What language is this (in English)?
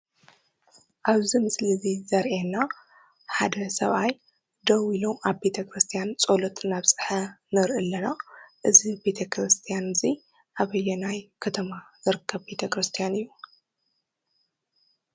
Tigrinya